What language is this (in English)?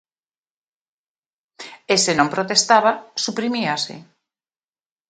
Galician